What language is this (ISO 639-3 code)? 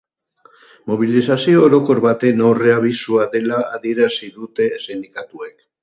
eus